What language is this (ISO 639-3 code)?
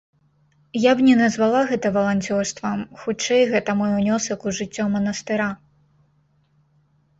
bel